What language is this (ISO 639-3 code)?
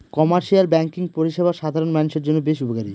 ben